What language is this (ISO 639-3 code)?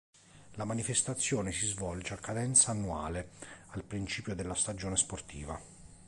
ita